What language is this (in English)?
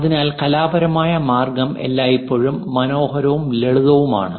Malayalam